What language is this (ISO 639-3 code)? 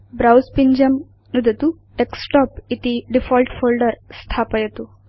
san